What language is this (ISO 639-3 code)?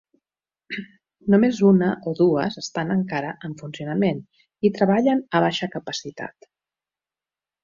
cat